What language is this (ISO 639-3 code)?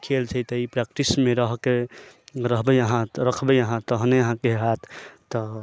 mai